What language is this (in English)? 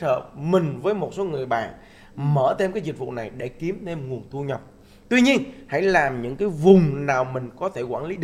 Vietnamese